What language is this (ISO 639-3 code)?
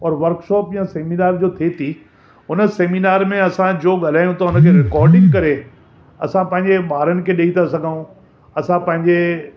snd